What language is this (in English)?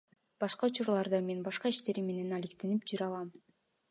Kyrgyz